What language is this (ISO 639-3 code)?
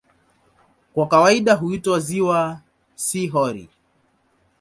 swa